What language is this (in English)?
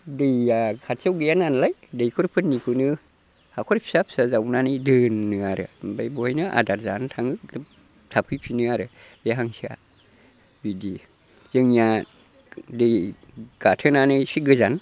Bodo